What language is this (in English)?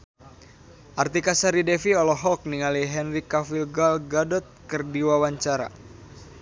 Sundanese